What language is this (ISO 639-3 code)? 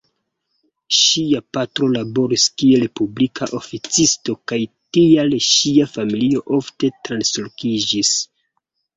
epo